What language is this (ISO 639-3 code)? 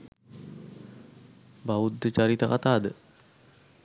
sin